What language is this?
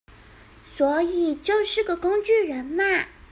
Chinese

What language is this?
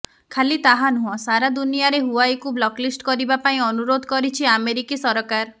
Odia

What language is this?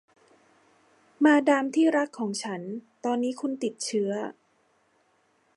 Thai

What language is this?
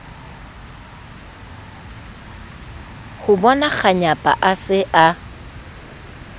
Southern Sotho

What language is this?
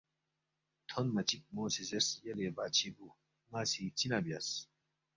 Balti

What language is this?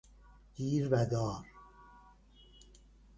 Persian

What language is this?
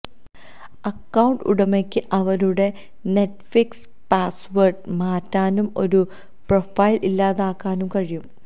Malayalam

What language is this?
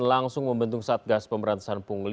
Indonesian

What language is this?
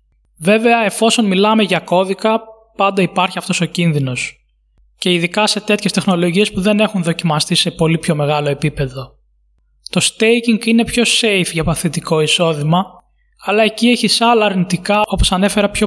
Greek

